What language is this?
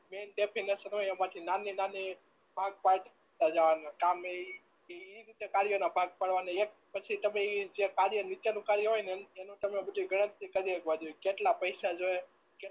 Gujarati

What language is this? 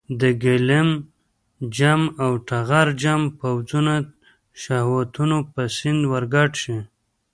Pashto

